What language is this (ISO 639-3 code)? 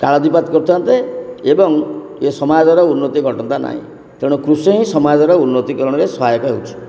ori